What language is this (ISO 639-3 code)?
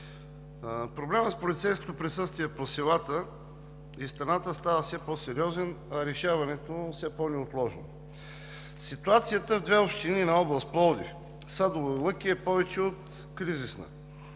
bul